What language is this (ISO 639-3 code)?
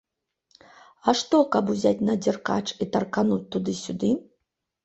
bel